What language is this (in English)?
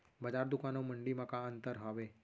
Chhattisgarhi